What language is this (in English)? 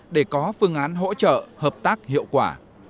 Vietnamese